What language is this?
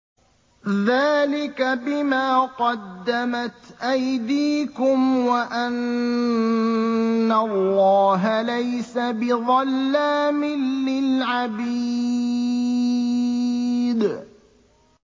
Arabic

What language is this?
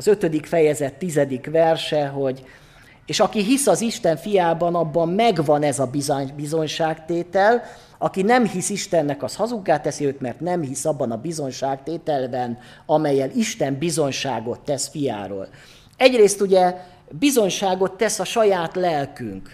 Hungarian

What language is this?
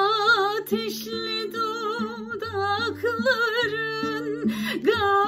Turkish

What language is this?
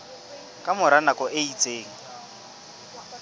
Southern Sotho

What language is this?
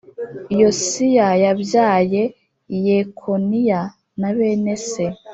Kinyarwanda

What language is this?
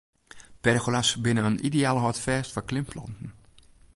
Western Frisian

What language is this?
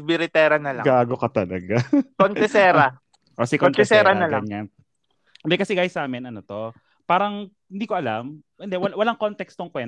Filipino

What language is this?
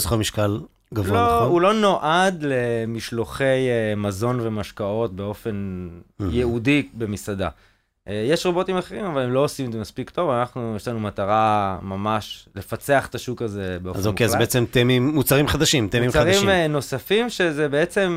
Hebrew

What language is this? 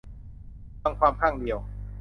Thai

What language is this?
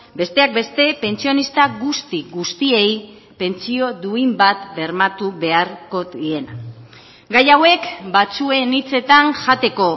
Basque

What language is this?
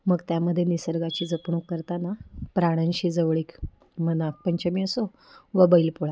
Marathi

